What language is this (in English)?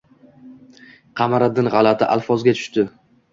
Uzbek